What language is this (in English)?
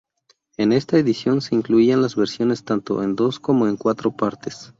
Spanish